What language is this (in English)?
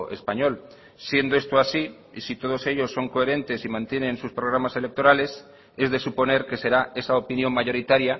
Spanish